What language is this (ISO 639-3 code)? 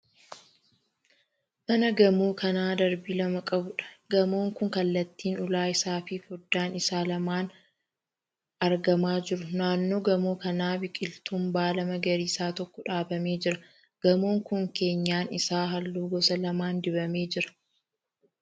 orm